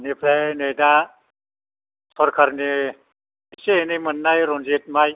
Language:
Bodo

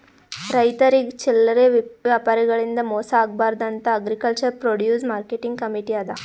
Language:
Kannada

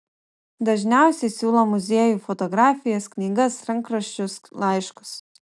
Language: Lithuanian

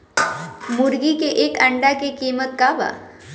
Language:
Bhojpuri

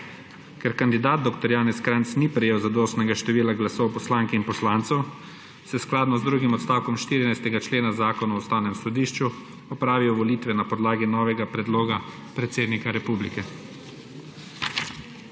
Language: Slovenian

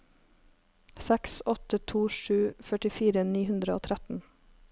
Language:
Norwegian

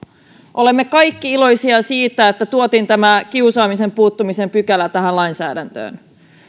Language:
Finnish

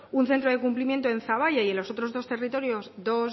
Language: Spanish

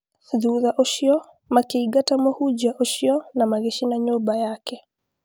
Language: Kikuyu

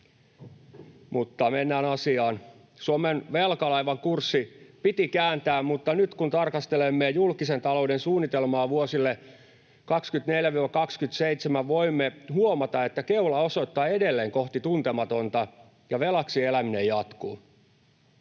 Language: Finnish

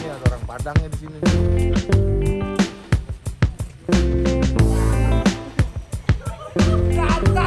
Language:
Indonesian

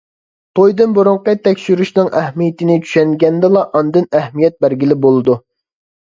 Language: Uyghur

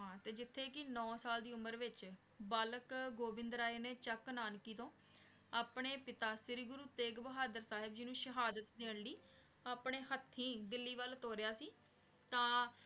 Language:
Punjabi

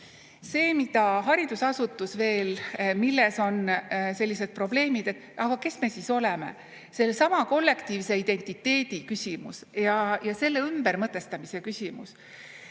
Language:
Estonian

